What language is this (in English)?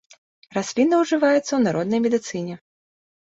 Belarusian